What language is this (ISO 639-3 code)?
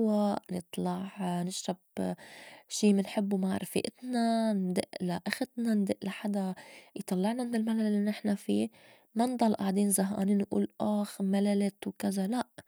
apc